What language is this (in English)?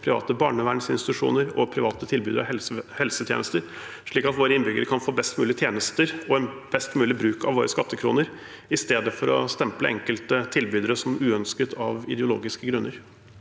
Norwegian